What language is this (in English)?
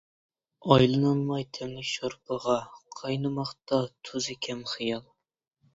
Uyghur